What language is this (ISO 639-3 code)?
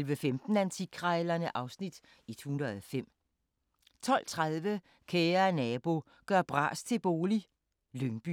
dan